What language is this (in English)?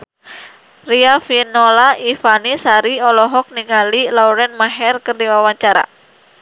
Sundanese